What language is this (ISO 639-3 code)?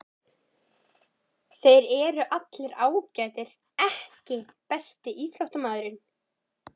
isl